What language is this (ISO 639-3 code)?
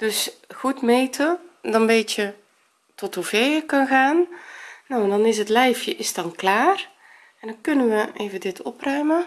nld